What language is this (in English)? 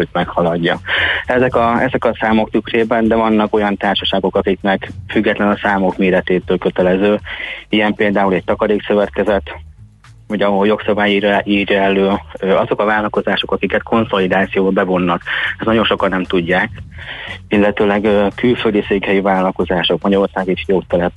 Hungarian